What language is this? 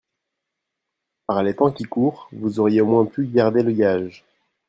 French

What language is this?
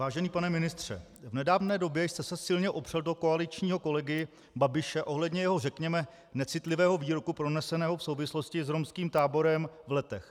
Czech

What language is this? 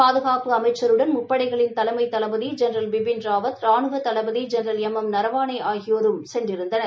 Tamil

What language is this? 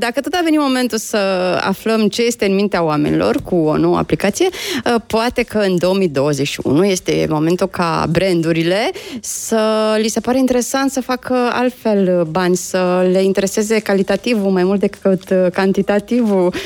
Romanian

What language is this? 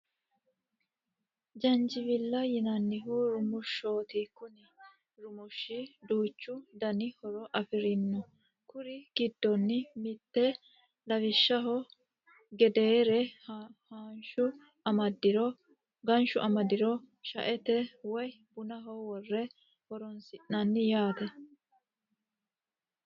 Sidamo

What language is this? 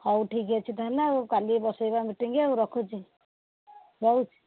Odia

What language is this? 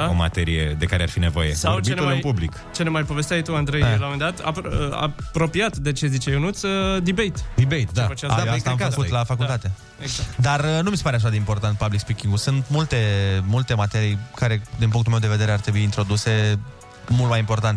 Romanian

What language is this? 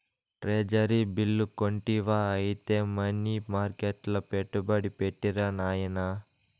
Telugu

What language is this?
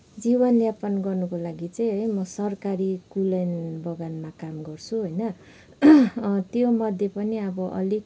Nepali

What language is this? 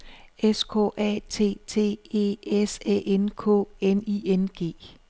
Danish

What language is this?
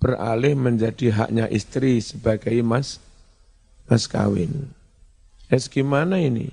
Indonesian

